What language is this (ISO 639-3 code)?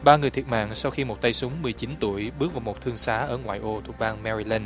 vie